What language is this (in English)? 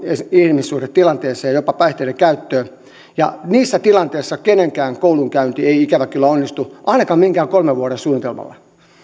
Finnish